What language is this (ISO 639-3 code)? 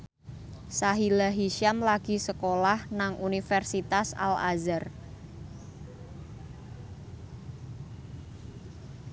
jav